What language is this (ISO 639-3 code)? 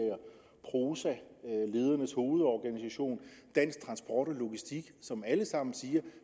dan